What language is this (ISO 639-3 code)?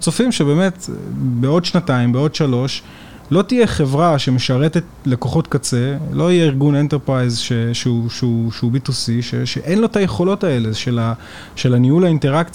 heb